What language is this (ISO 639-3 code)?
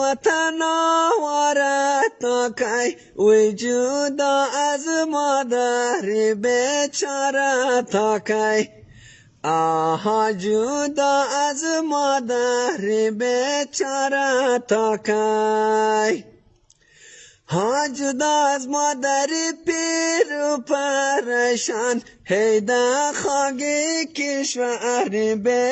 tur